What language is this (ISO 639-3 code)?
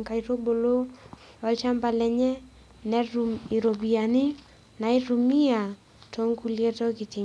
mas